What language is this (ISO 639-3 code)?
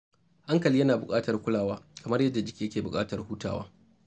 hau